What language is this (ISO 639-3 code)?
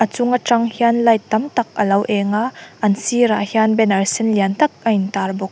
lus